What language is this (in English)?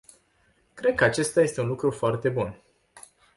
Romanian